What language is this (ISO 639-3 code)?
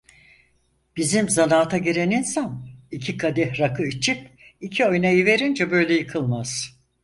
tur